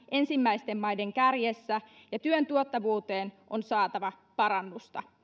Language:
Finnish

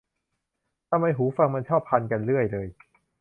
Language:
Thai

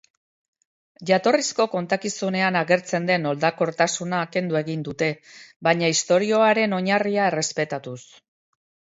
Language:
Basque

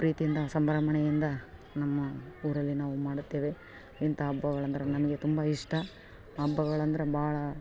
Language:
Kannada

